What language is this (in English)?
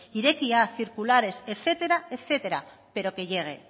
Spanish